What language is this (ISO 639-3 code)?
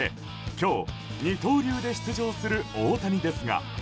jpn